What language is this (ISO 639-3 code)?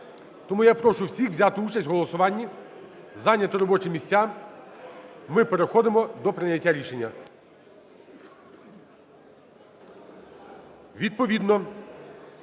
ukr